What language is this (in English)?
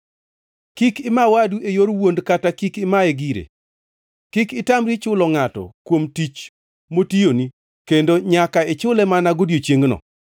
Luo (Kenya and Tanzania)